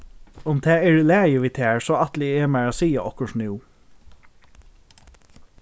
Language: Faroese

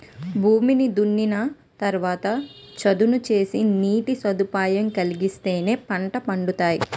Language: Telugu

